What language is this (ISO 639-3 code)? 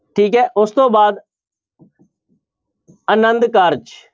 pan